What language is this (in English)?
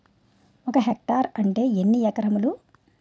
Telugu